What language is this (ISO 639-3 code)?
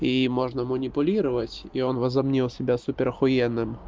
rus